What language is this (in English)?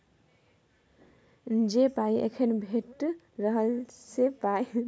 Maithili